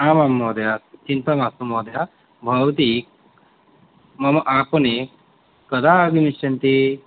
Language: Sanskrit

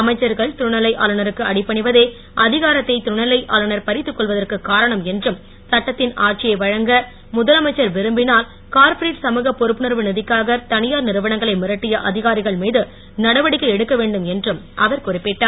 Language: Tamil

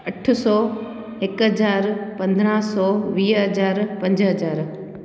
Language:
Sindhi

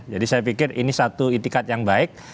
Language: Indonesian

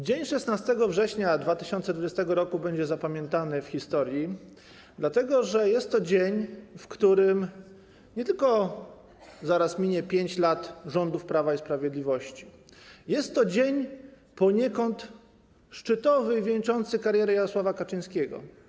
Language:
Polish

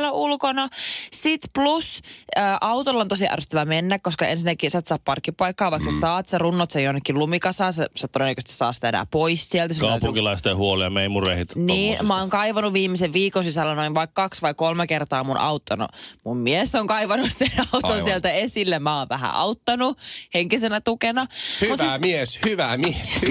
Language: Finnish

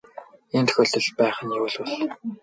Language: Mongolian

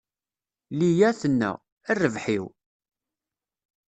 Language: Kabyle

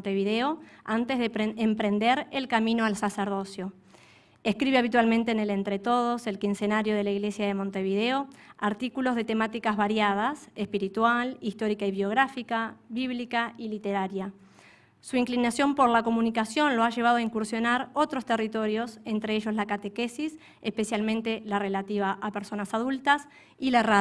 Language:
Spanish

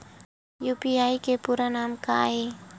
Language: Chhattisgarhi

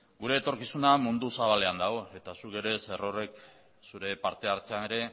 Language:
Basque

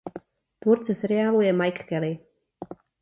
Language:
Czech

